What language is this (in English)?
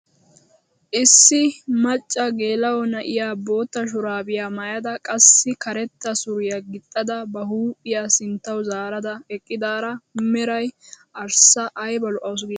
Wolaytta